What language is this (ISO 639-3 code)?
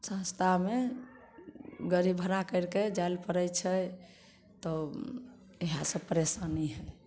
mai